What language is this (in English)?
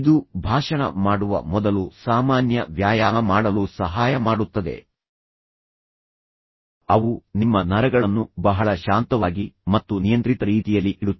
Kannada